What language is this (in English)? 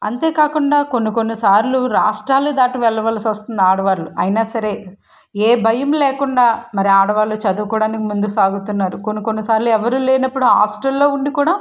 Telugu